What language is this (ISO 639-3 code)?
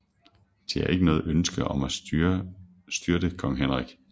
dan